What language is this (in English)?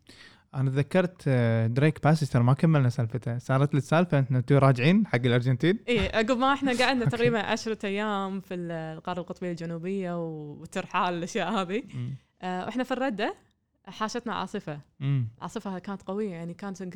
Arabic